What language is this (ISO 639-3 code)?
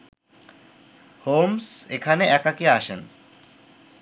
ben